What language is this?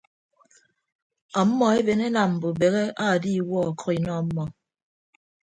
Ibibio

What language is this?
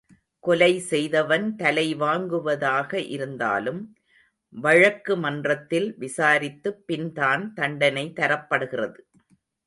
Tamil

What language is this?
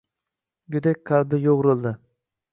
Uzbek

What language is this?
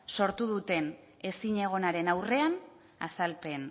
Basque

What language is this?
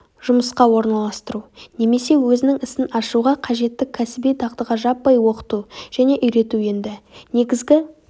Kazakh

